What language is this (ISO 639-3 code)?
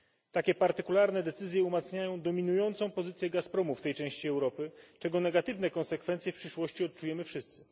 pol